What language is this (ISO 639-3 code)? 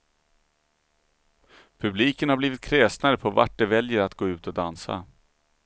swe